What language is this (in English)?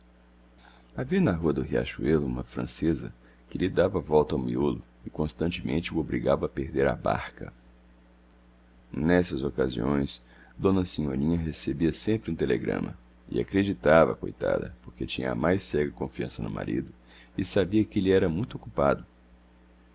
Portuguese